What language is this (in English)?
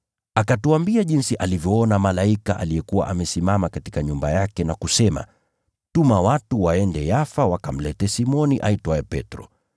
Swahili